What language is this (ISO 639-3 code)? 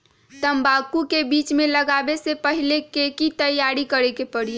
mag